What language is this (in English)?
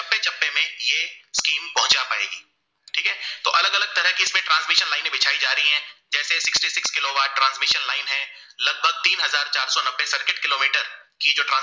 Gujarati